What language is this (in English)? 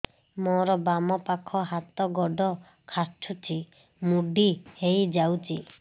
Odia